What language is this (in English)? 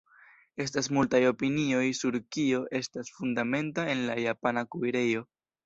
Esperanto